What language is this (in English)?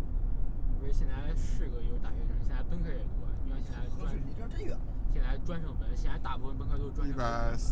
Chinese